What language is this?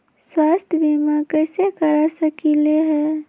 Magahi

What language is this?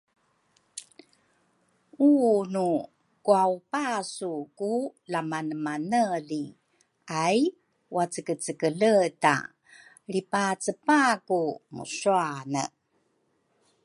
Rukai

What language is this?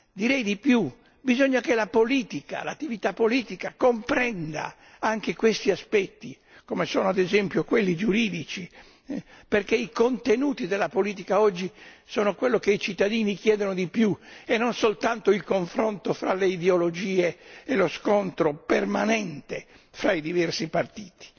Italian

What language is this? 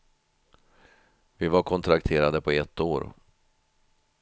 Swedish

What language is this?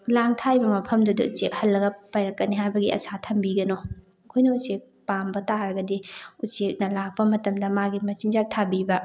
Manipuri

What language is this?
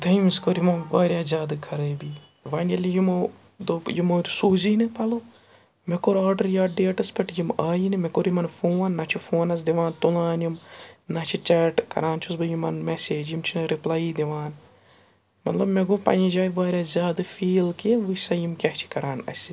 Kashmiri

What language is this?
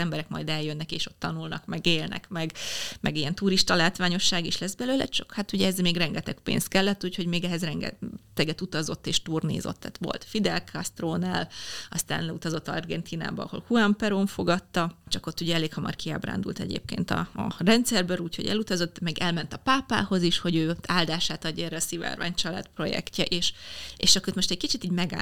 Hungarian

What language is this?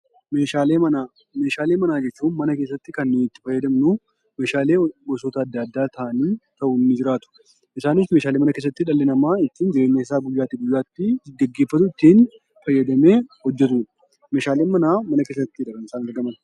Oromo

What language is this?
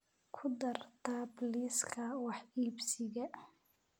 Somali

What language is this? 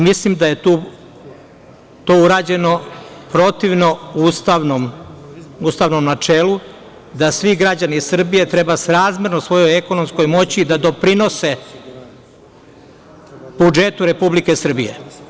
Serbian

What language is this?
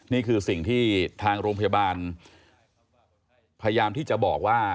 Thai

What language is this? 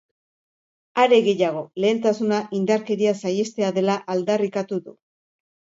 Basque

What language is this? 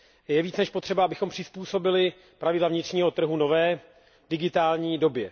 Czech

